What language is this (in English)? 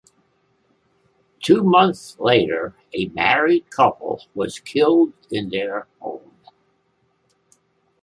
English